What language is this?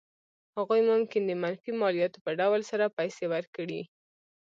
Pashto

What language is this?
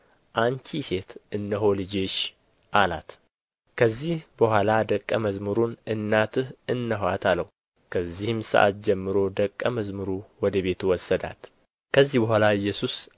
Amharic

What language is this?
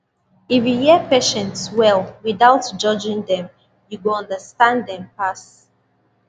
Nigerian Pidgin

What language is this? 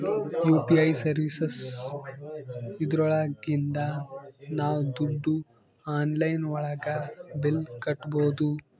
Kannada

